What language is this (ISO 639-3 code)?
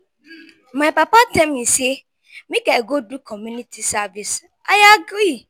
pcm